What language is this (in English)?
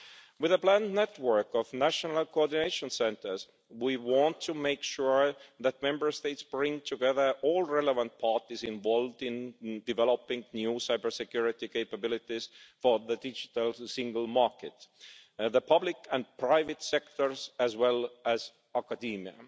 English